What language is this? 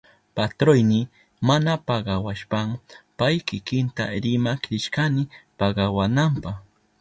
Southern Pastaza Quechua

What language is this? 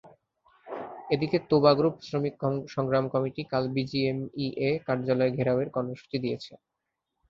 Bangla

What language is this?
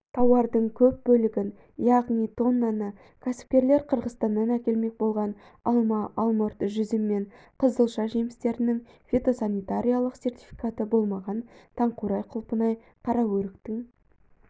Kazakh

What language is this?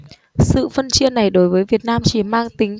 Vietnamese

